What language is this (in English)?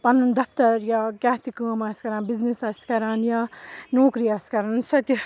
Kashmiri